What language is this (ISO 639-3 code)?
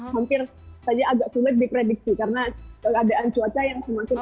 ind